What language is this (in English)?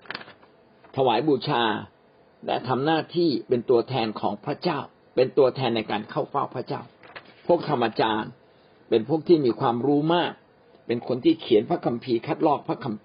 Thai